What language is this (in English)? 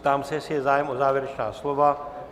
Czech